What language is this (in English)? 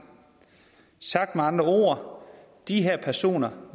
Danish